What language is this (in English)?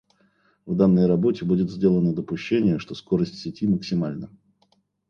Russian